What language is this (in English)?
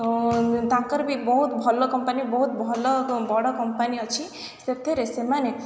Odia